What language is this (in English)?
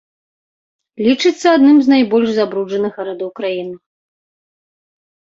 Belarusian